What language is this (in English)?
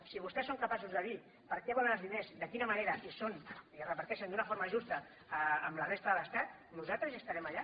Catalan